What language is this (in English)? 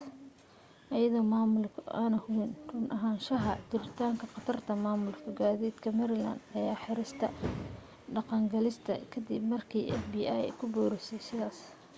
Somali